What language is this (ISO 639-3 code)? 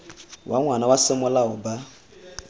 tsn